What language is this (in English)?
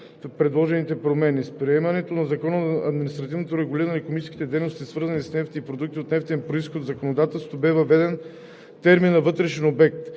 Bulgarian